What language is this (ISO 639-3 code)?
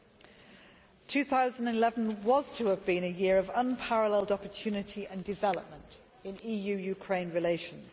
eng